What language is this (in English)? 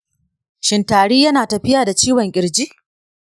Hausa